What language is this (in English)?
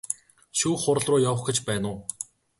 Mongolian